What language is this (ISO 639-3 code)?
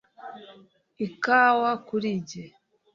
kin